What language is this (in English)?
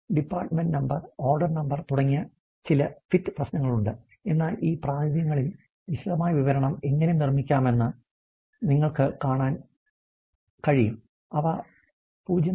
Malayalam